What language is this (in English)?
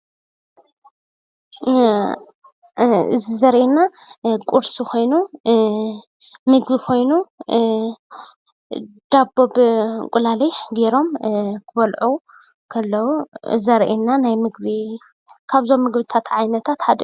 Tigrinya